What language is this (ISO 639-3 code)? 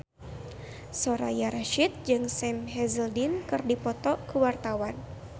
sun